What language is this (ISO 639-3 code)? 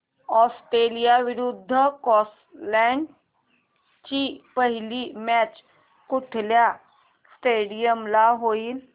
mar